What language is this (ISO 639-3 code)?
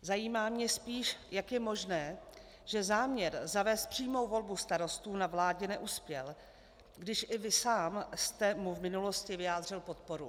ces